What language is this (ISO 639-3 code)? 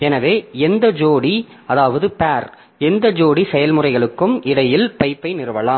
tam